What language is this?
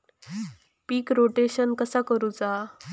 Marathi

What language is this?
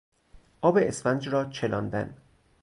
Persian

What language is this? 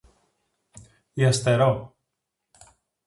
Greek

